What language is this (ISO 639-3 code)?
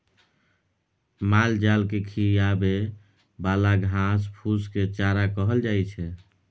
mai